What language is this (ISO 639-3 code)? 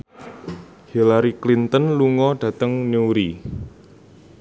jav